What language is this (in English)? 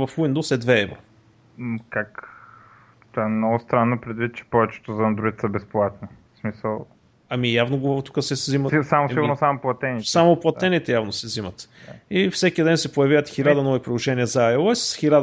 Bulgarian